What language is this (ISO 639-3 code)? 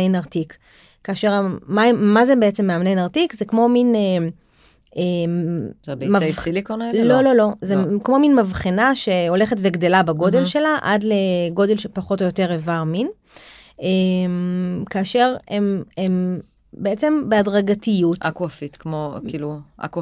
heb